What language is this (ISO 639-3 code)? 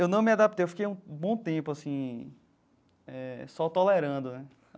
por